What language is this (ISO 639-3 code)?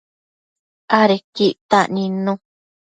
mcf